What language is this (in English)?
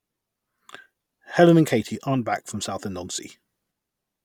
English